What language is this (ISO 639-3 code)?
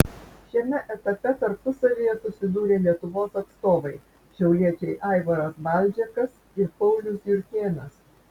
lit